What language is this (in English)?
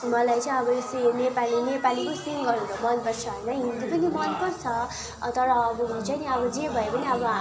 Nepali